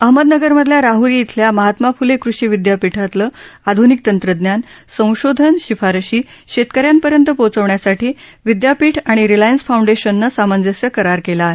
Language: Marathi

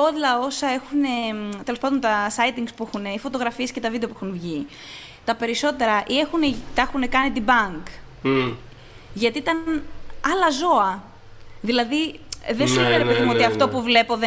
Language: Greek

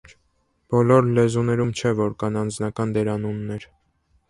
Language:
Armenian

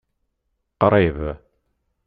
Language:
Kabyle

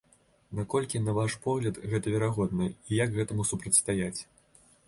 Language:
Belarusian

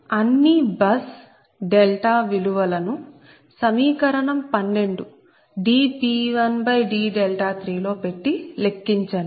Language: Telugu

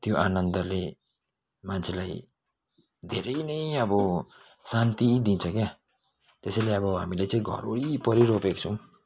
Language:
Nepali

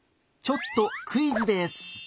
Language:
Japanese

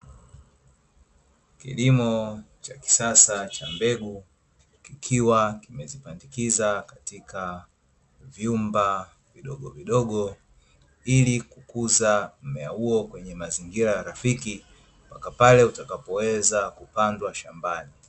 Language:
Swahili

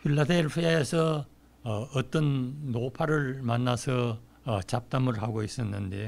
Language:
Korean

